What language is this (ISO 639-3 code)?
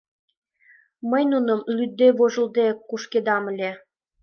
chm